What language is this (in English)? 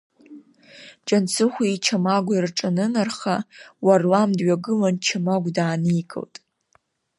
Abkhazian